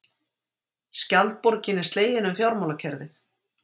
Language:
Icelandic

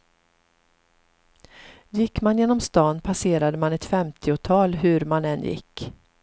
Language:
Swedish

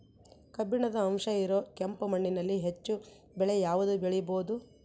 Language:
Kannada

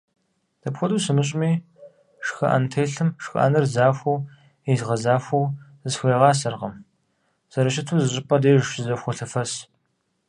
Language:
Kabardian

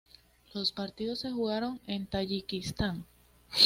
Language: Spanish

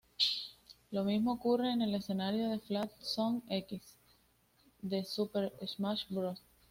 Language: Spanish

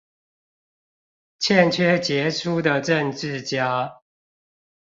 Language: Chinese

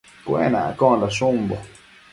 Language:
Matsés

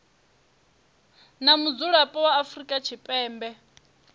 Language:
Venda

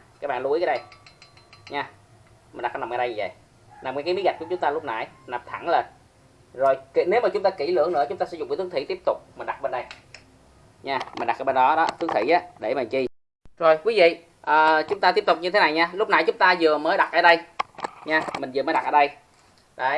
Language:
Vietnamese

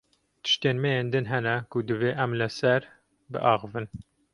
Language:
Kurdish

